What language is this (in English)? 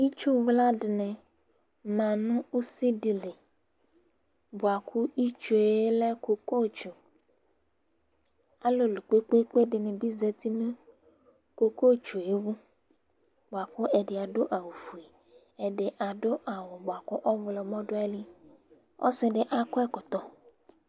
Ikposo